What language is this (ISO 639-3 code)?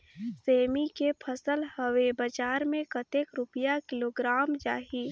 hne